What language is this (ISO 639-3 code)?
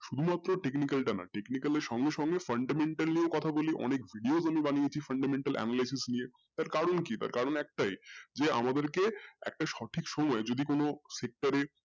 ben